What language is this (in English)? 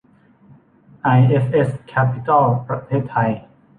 Thai